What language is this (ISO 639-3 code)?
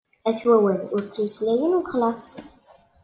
kab